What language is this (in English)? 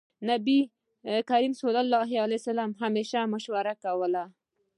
Pashto